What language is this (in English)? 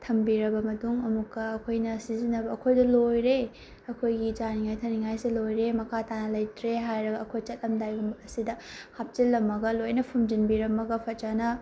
Manipuri